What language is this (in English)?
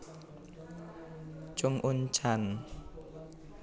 Javanese